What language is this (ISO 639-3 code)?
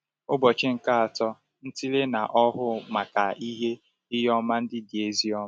ibo